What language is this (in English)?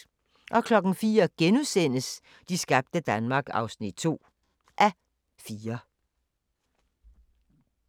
Danish